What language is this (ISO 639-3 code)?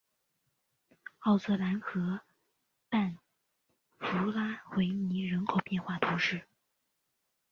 zho